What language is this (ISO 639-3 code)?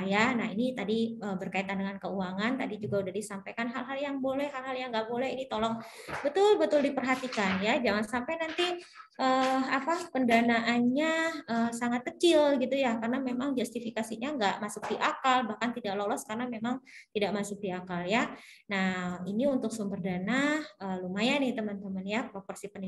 ind